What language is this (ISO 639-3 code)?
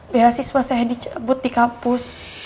ind